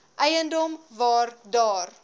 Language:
Afrikaans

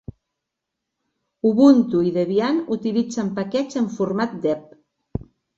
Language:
Catalan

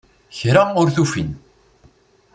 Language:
Kabyle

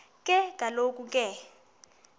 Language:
Xhosa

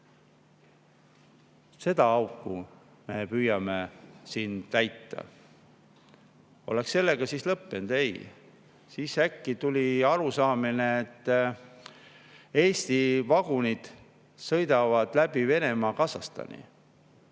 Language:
Estonian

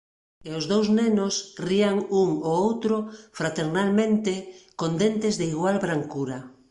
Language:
Galician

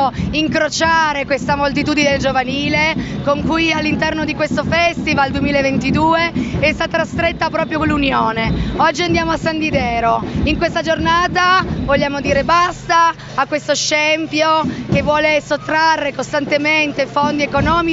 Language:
Italian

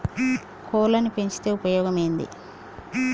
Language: Telugu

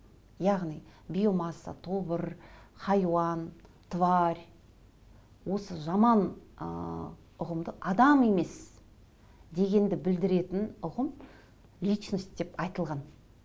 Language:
Kazakh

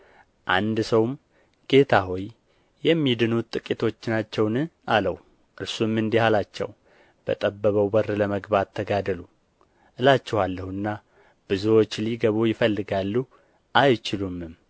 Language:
Amharic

